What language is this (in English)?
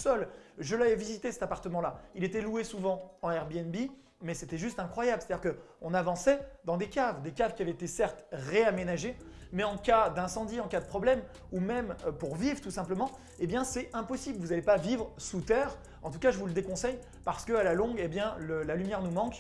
French